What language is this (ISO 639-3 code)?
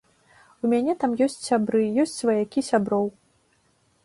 bel